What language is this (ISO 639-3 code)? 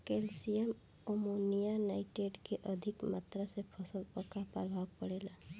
bho